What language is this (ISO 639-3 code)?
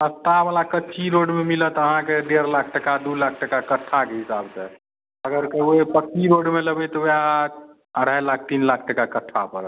mai